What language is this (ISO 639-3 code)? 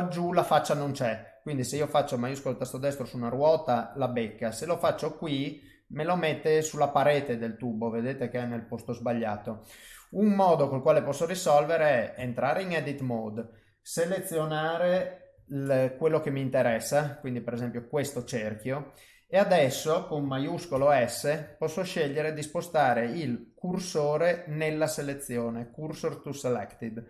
ita